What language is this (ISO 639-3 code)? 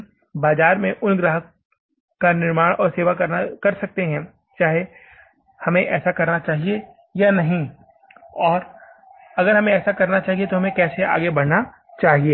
hin